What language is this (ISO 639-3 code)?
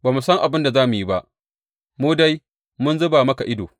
hau